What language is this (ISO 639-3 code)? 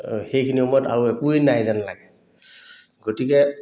asm